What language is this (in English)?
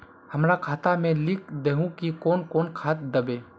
Magahi